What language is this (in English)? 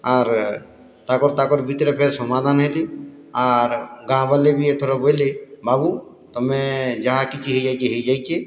Odia